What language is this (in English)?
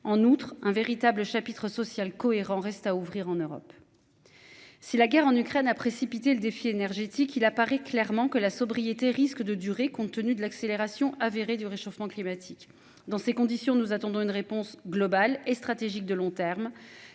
French